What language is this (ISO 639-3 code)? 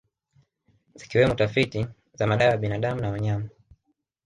swa